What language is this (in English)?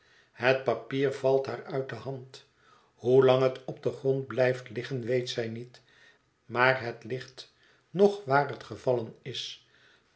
Dutch